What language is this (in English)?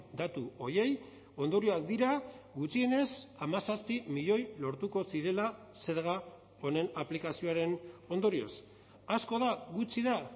Basque